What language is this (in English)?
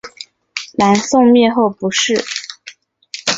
Chinese